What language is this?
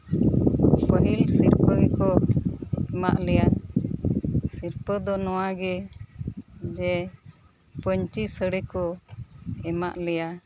Santali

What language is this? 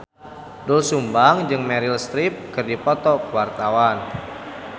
Sundanese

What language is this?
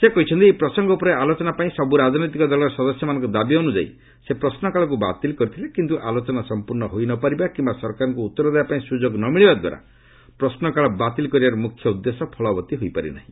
Odia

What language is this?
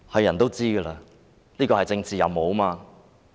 Cantonese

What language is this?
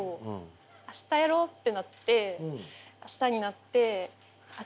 Japanese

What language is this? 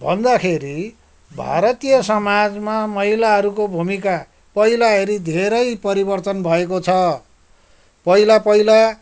Nepali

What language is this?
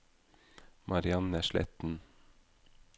Norwegian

